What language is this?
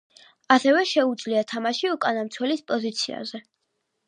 Georgian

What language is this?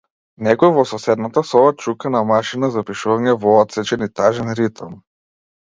Macedonian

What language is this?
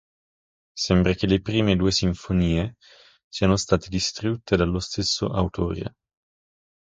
Italian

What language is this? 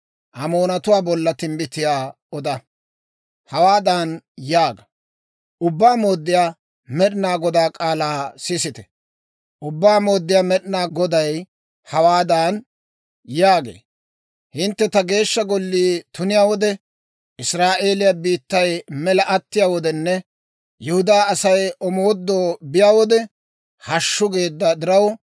Dawro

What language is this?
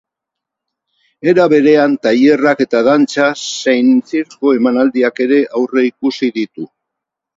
Basque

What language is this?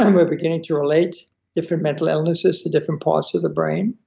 English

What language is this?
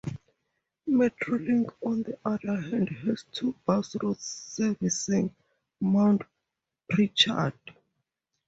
English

